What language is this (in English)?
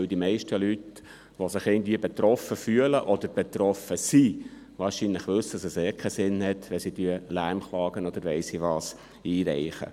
Swiss German